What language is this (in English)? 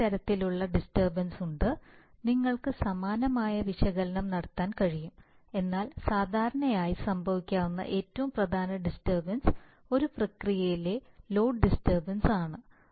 Malayalam